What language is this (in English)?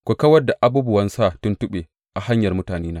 Hausa